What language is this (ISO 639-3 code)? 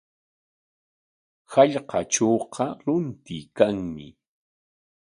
qwa